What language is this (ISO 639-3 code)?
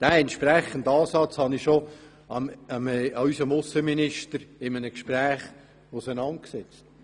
gsw